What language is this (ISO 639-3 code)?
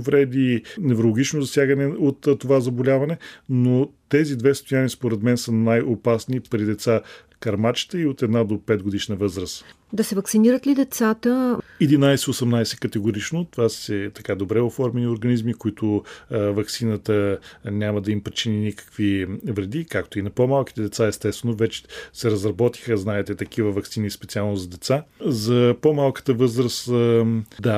bul